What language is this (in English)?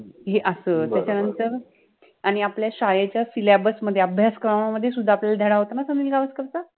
Marathi